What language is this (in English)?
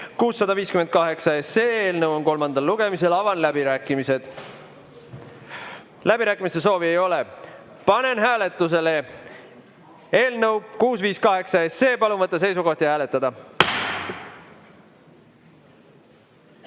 Estonian